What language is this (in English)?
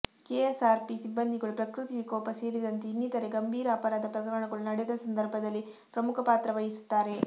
Kannada